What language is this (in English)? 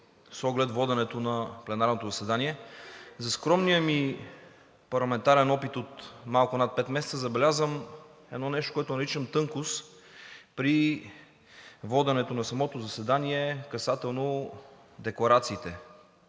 Bulgarian